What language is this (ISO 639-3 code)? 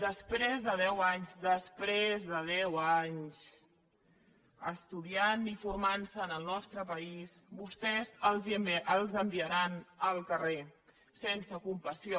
cat